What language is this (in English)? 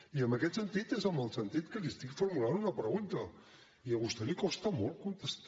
Catalan